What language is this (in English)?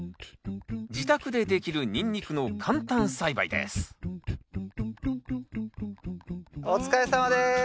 Japanese